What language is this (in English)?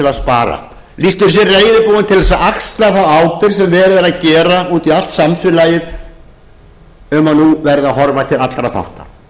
Icelandic